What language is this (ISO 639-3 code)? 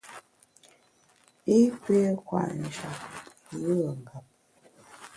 bax